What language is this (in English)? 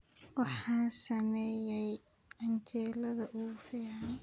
Somali